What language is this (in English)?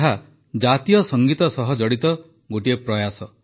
Odia